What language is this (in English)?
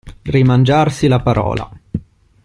Italian